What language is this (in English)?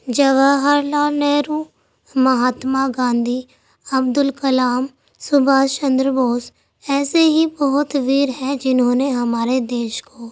Urdu